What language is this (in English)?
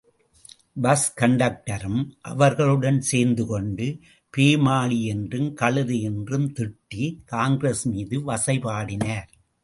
Tamil